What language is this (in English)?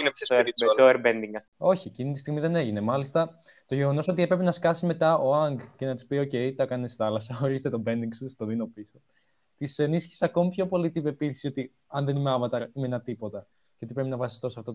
Greek